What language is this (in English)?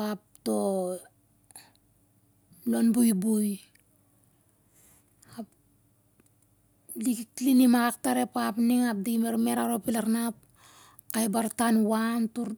Siar-Lak